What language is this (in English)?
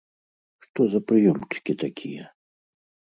Belarusian